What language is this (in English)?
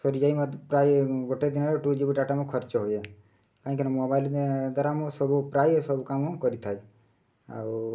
Odia